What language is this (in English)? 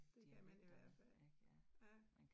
Danish